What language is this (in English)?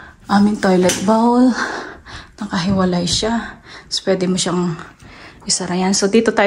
Filipino